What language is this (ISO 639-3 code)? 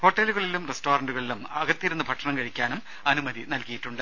mal